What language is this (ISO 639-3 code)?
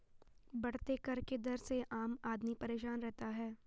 hin